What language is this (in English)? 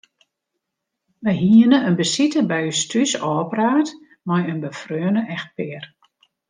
Western Frisian